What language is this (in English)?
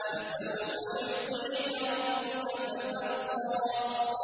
Arabic